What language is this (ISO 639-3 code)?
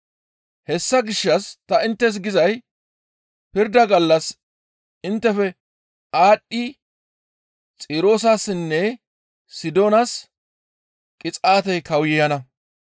gmv